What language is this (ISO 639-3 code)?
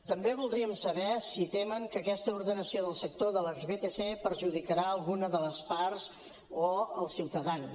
cat